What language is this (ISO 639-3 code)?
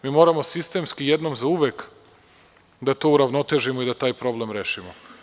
srp